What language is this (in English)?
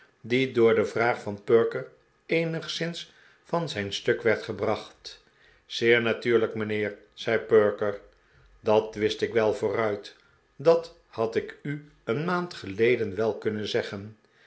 Dutch